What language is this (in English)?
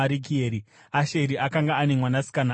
Shona